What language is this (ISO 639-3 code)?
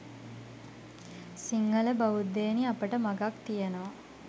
sin